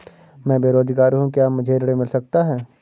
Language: Hindi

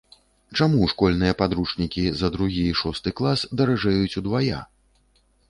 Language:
Belarusian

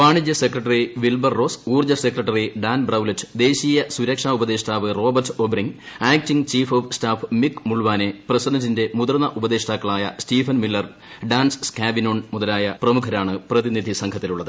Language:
Malayalam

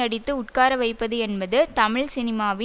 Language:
Tamil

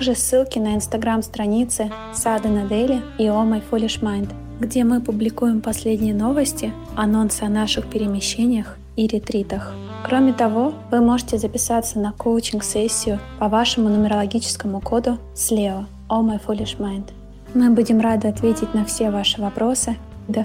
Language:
Russian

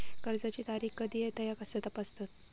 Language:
Marathi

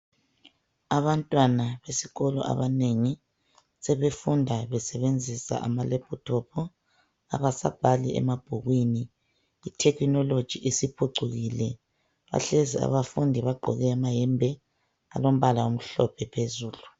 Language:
North Ndebele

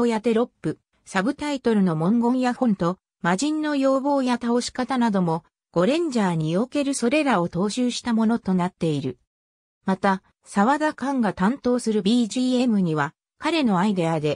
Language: Japanese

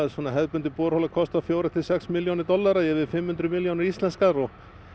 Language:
Icelandic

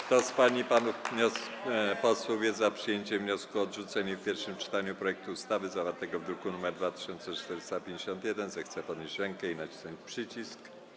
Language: Polish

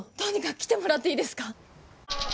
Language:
Japanese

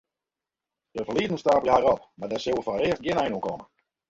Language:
Western Frisian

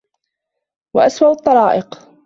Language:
Arabic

